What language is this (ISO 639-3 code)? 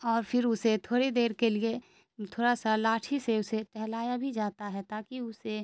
urd